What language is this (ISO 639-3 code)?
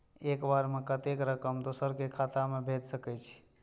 mai